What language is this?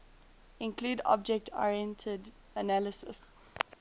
English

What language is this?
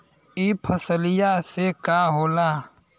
Bhojpuri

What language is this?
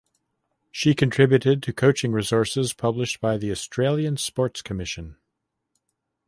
English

